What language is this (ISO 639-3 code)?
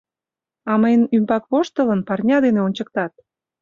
chm